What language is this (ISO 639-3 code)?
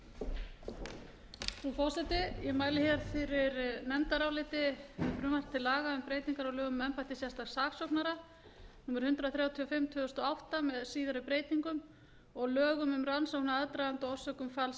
isl